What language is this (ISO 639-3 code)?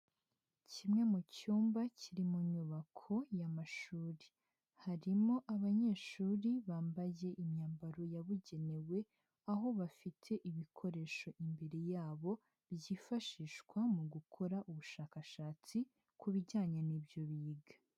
kin